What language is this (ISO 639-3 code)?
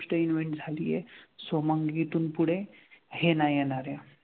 mar